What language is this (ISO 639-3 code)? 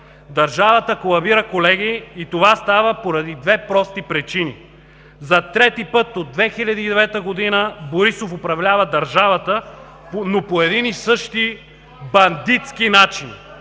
bul